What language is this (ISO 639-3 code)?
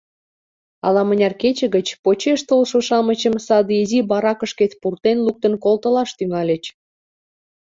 chm